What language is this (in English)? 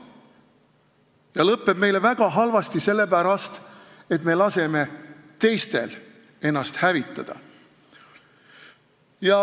Estonian